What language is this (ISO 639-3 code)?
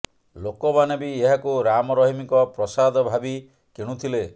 ori